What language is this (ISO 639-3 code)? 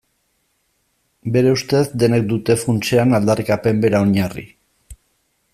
eus